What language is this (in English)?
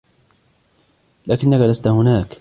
Arabic